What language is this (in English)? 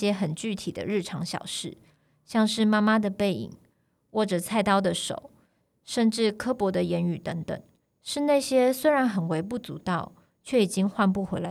Chinese